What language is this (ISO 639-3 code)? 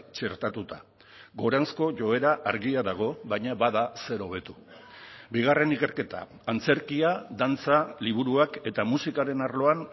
eus